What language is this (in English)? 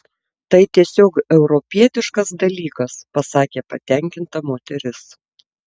Lithuanian